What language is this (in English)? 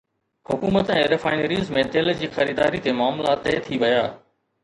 Sindhi